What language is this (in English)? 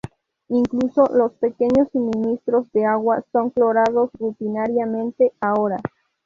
Spanish